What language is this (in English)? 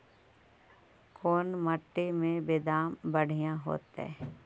Magahi